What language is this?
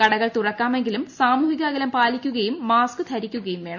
Malayalam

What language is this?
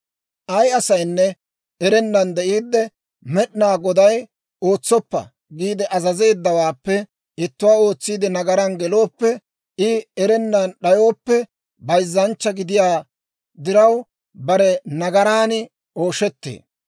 Dawro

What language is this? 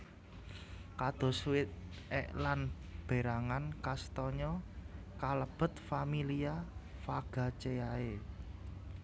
Javanese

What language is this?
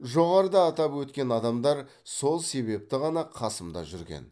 Kazakh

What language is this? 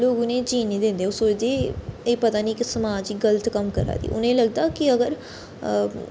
Dogri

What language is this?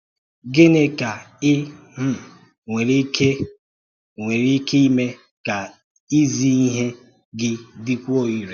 Igbo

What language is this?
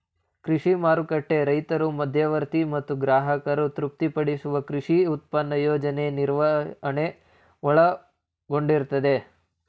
Kannada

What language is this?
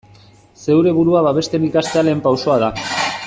Basque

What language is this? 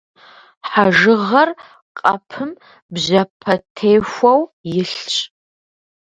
Kabardian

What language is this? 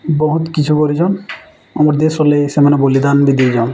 Odia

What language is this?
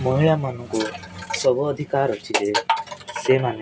Odia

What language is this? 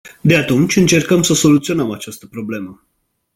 Romanian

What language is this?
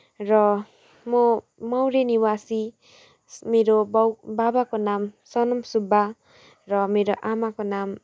Nepali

